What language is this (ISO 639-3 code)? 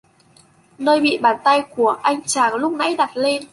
vie